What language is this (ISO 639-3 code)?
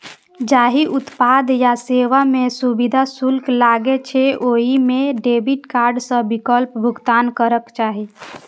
mai